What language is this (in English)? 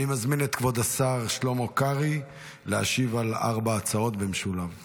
Hebrew